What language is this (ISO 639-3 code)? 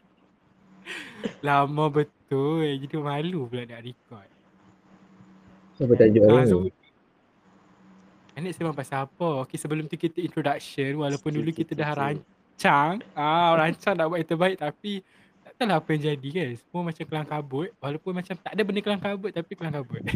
msa